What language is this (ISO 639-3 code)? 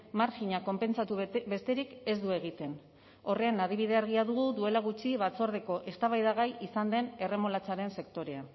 eus